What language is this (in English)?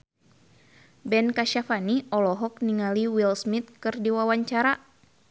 Sundanese